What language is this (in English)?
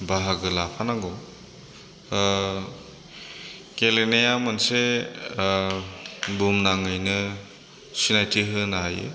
Bodo